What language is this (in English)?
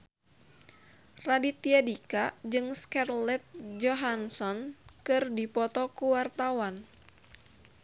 Sundanese